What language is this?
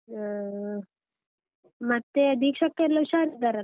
Kannada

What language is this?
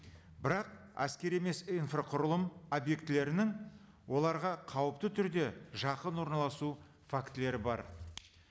Kazakh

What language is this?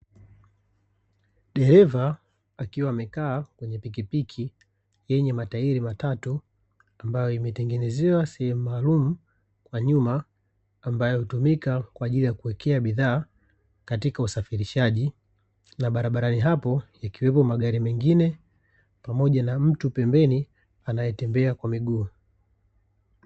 Swahili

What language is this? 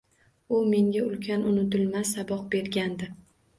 Uzbek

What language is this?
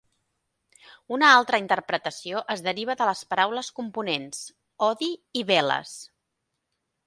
Catalan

